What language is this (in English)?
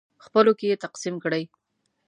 Pashto